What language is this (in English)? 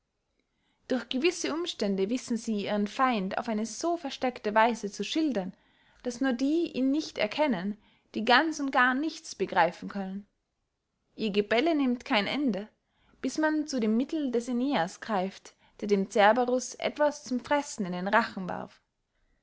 German